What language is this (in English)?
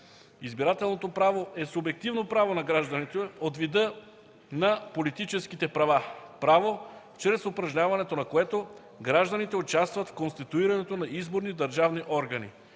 Bulgarian